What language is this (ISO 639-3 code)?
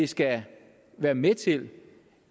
dan